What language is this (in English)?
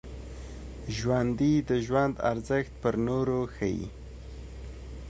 Pashto